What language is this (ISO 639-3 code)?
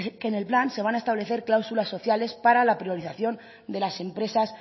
spa